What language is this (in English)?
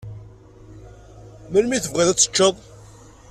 Kabyle